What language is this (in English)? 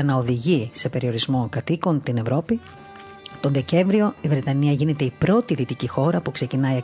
Greek